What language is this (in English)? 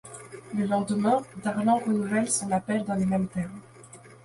French